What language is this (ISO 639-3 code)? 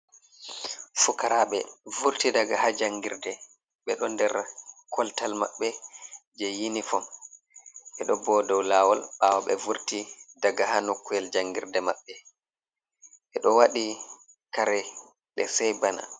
ful